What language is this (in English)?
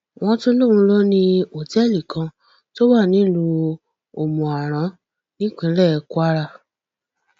Yoruba